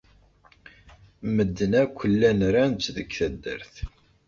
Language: Kabyle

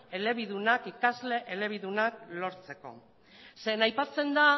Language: Basque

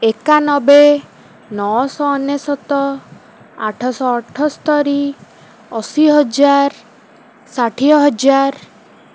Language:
Odia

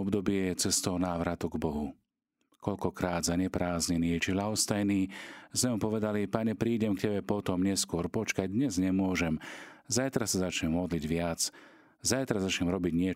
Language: Slovak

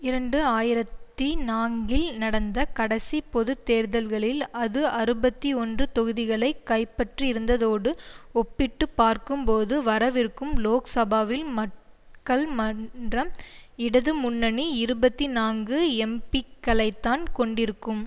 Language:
Tamil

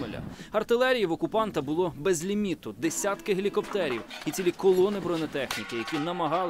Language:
Ukrainian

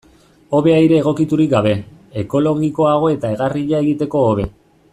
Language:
Basque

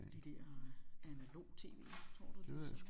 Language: Danish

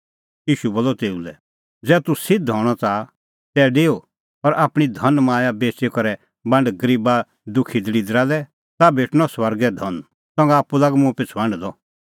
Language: Kullu Pahari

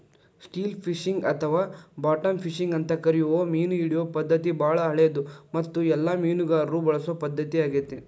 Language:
Kannada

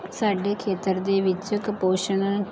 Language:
Punjabi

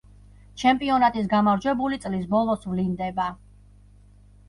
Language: Georgian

